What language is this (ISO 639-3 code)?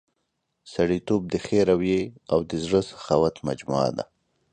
pus